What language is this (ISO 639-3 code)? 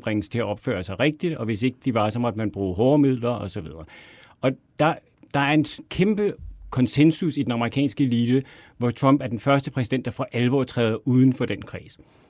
dan